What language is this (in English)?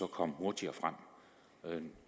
Danish